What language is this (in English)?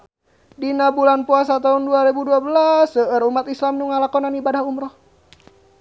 Sundanese